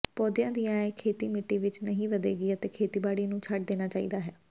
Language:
Punjabi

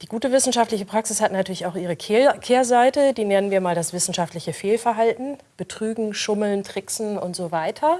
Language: German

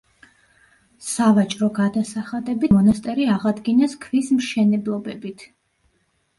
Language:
Georgian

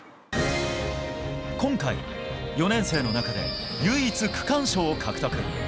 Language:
Japanese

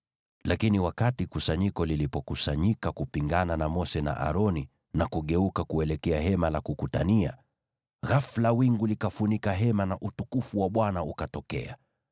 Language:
Swahili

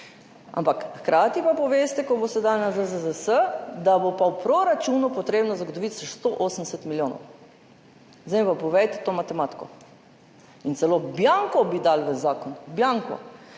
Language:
Slovenian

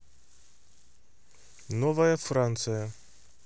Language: Russian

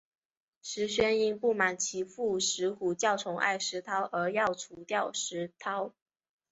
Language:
Chinese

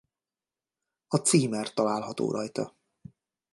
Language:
Hungarian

